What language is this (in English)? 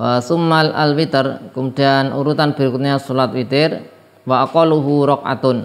Indonesian